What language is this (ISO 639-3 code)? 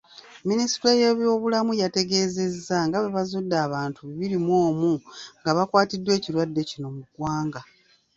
lug